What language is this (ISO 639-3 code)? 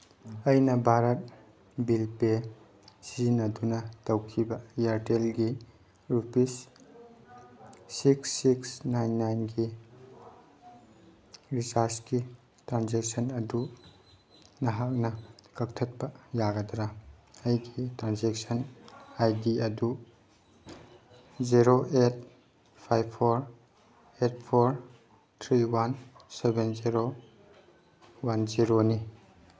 mni